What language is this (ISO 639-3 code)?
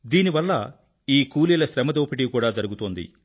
tel